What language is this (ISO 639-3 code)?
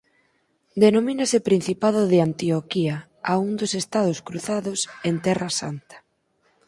glg